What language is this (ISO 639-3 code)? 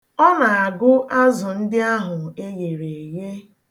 ibo